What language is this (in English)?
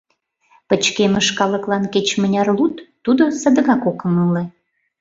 Mari